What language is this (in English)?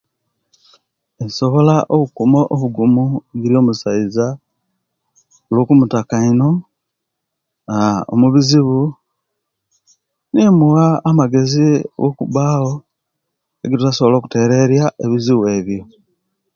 Kenyi